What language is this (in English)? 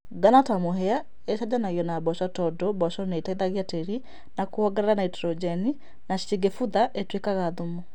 Kikuyu